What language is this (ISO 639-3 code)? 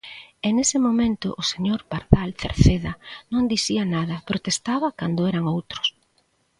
glg